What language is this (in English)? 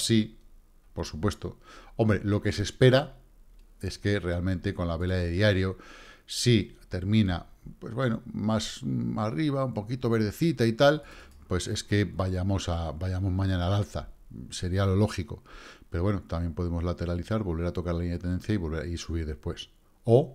Spanish